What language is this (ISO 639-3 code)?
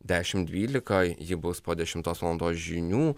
lit